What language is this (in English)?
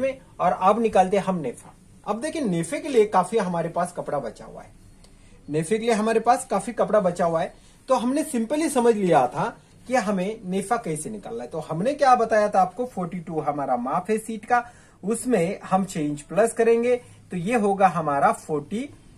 Hindi